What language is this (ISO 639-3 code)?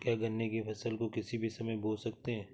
hin